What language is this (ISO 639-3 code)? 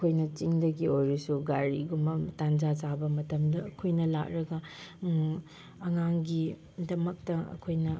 mni